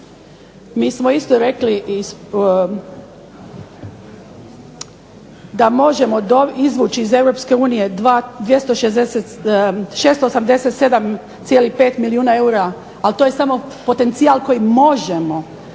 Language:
Croatian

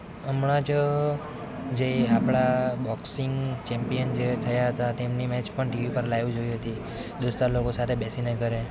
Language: Gujarati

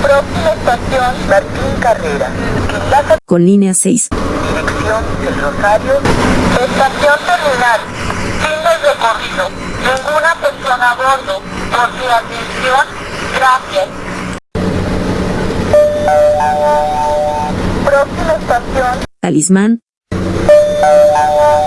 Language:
Spanish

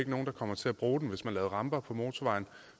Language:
Danish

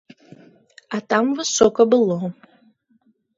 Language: Belarusian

